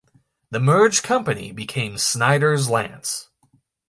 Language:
English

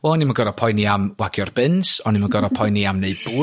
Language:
Welsh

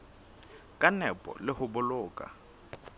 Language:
Southern Sotho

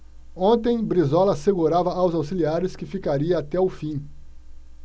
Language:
Portuguese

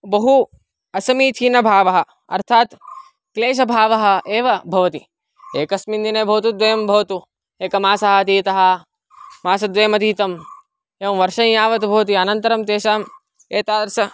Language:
Sanskrit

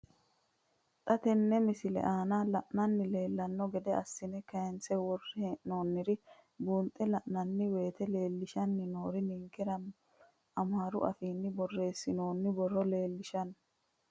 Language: Sidamo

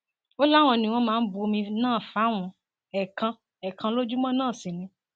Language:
Yoruba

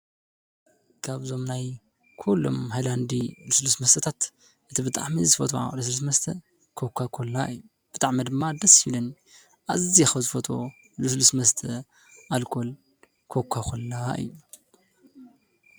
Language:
Tigrinya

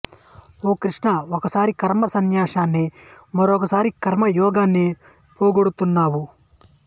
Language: Telugu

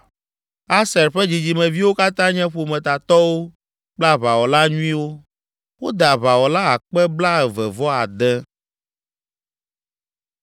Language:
Ewe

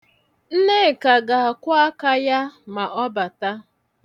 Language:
Igbo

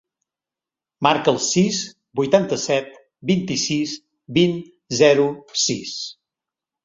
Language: Catalan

